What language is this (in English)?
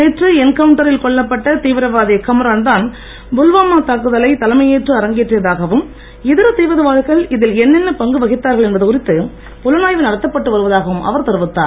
Tamil